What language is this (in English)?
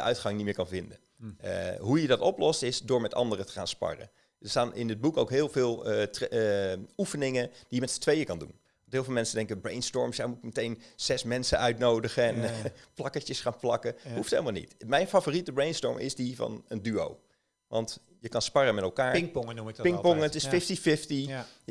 Dutch